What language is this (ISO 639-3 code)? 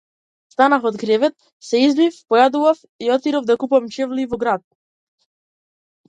mkd